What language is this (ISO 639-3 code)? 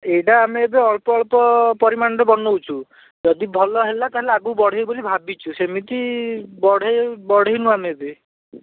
ori